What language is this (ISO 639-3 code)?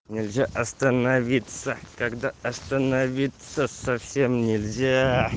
rus